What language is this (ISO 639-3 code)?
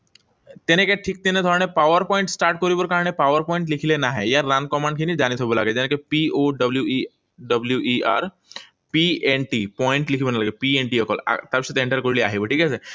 asm